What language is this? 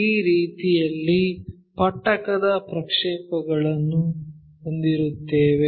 Kannada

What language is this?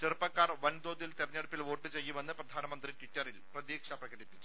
Malayalam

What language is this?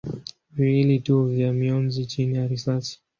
Swahili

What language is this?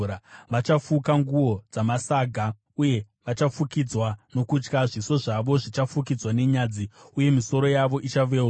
Shona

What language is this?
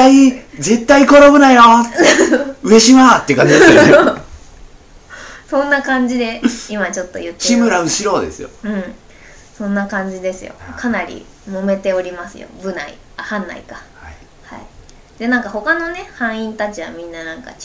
Japanese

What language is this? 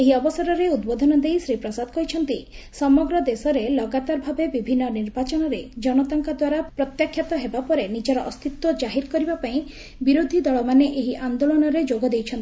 Odia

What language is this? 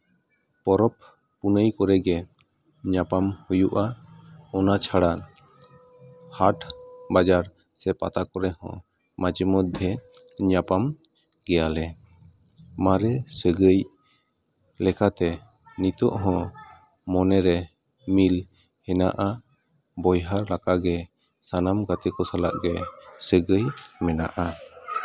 Santali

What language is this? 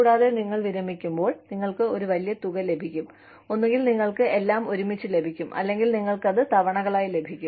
Malayalam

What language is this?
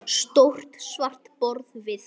Icelandic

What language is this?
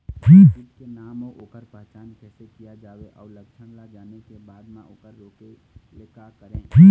Chhattisgarhi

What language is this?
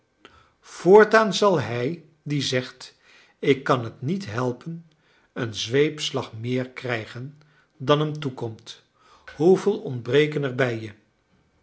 Dutch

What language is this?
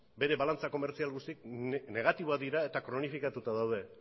Basque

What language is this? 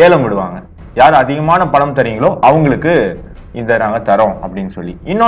Tamil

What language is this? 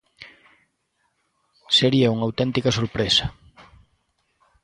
Galician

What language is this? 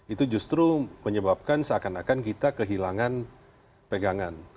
Indonesian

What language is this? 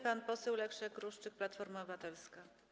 Polish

